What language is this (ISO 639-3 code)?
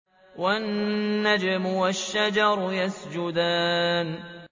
ara